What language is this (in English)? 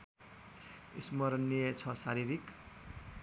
Nepali